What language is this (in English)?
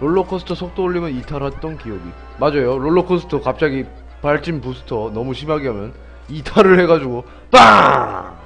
Korean